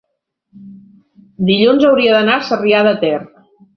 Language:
Catalan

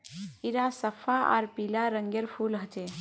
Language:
Magahi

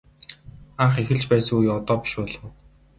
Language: Mongolian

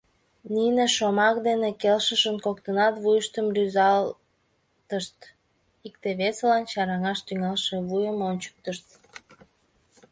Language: Mari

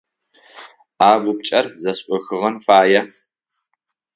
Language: Adyghe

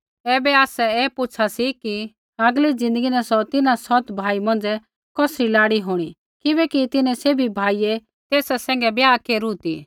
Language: Kullu Pahari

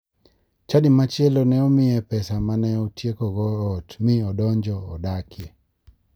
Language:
Luo (Kenya and Tanzania)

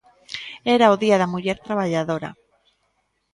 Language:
Galician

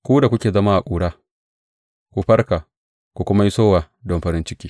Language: Hausa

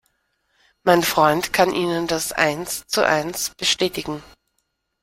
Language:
German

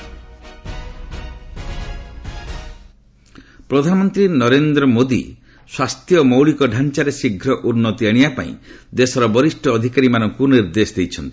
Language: Odia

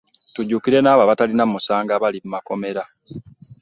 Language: Ganda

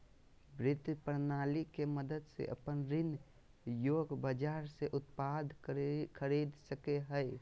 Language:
Magahi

